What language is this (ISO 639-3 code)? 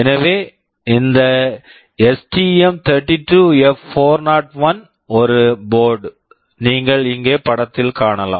tam